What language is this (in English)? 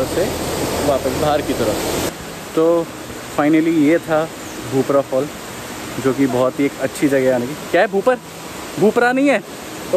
Hindi